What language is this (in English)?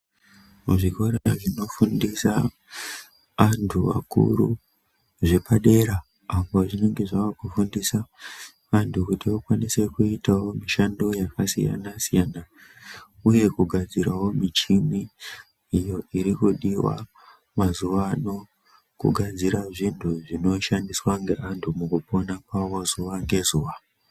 Ndau